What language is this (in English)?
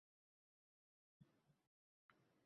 Uzbek